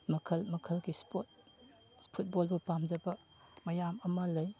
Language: Manipuri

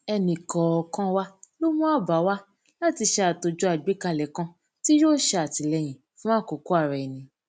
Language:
Yoruba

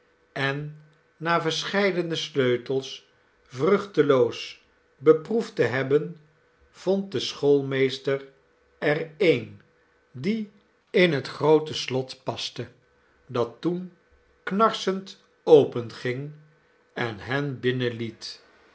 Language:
Dutch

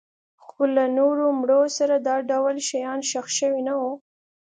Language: Pashto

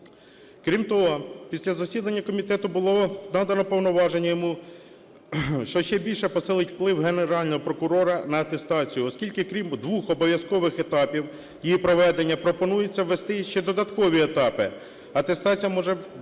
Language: Ukrainian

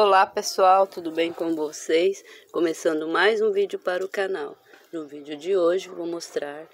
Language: Portuguese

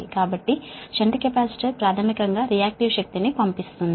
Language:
Telugu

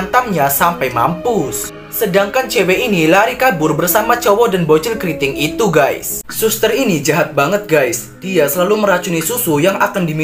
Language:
Indonesian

